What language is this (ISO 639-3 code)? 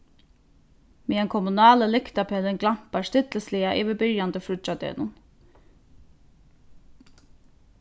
fao